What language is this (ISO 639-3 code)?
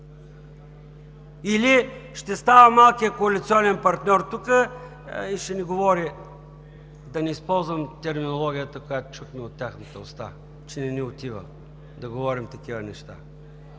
bul